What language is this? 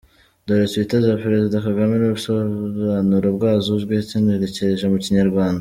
Kinyarwanda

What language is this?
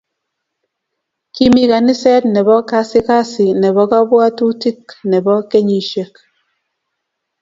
Kalenjin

